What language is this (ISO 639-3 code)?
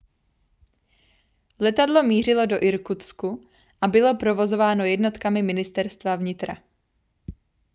ces